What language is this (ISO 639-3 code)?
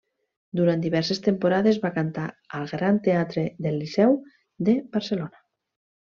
cat